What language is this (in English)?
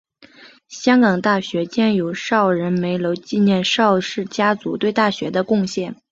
Chinese